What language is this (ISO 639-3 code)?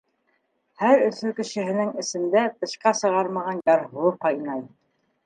bak